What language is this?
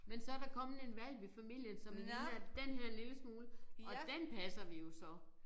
Danish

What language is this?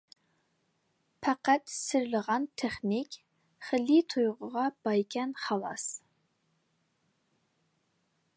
Uyghur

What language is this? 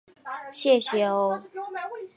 Chinese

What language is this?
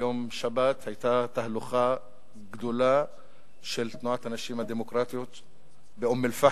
Hebrew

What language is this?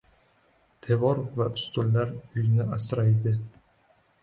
Uzbek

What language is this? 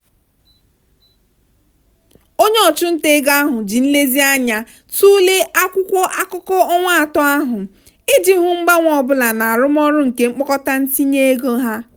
Igbo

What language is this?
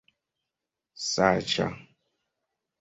Esperanto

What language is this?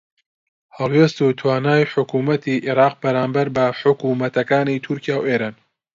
Central Kurdish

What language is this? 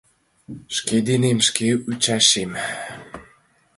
Mari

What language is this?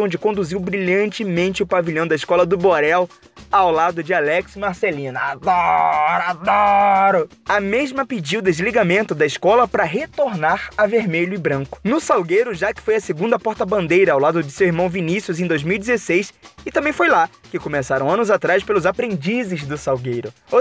Portuguese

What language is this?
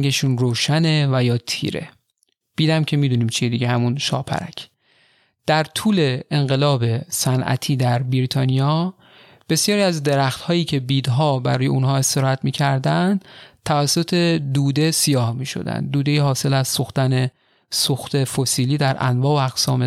Persian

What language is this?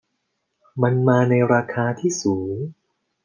Thai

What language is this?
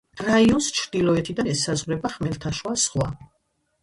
Georgian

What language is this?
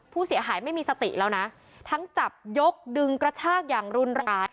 Thai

